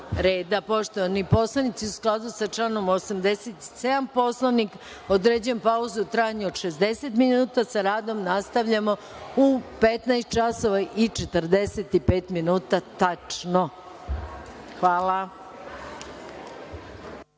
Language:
Serbian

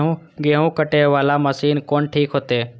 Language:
Maithili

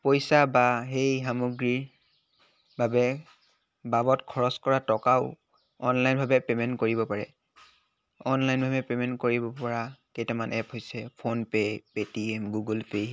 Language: Assamese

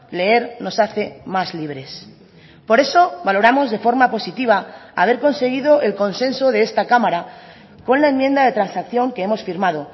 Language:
Spanish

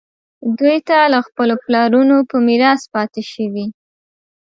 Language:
Pashto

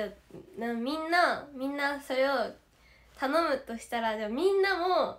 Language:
Japanese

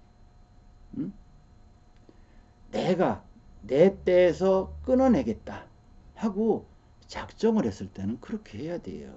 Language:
Korean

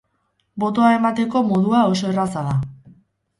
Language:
Basque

